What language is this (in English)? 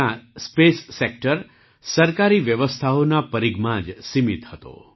Gujarati